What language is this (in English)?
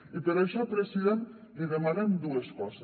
Catalan